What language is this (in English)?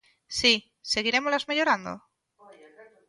Galician